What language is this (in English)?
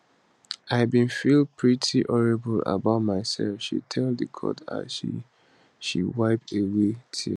Nigerian Pidgin